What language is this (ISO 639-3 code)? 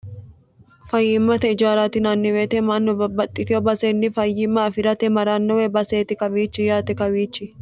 sid